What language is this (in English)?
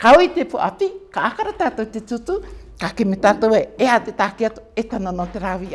English